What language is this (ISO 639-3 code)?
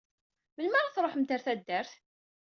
kab